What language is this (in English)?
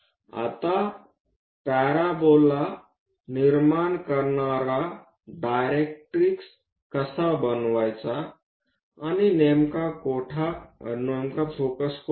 Marathi